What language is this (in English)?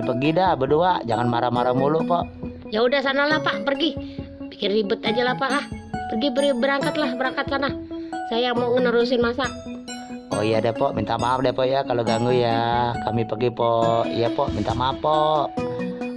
Indonesian